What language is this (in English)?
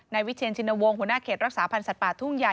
Thai